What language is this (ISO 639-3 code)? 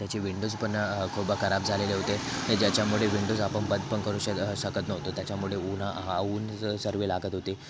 mar